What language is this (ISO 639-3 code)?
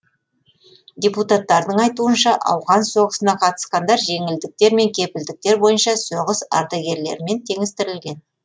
kaz